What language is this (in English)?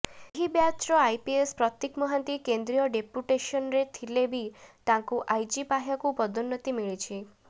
Odia